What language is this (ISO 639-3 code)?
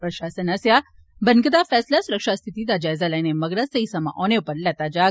doi